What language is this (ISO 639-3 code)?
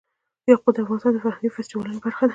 pus